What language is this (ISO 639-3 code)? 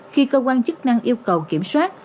vie